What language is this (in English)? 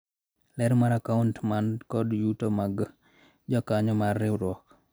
Luo (Kenya and Tanzania)